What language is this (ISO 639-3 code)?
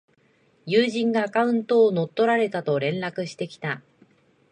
jpn